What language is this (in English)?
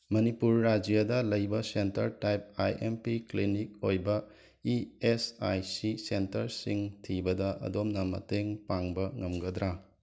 Manipuri